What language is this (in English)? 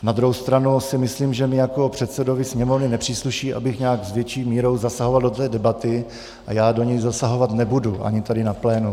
Czech